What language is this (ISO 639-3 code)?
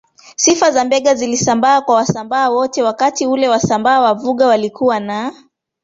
swa